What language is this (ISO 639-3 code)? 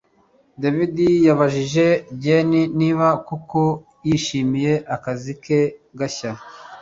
kin